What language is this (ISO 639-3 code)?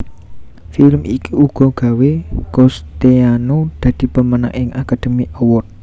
jav